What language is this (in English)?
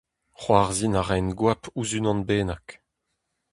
Breton